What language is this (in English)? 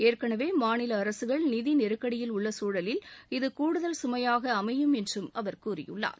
Tamil